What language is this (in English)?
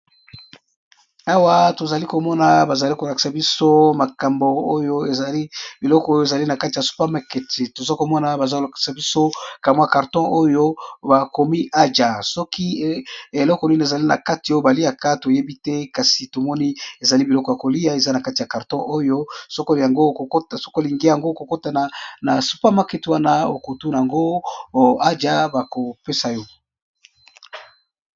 Lingala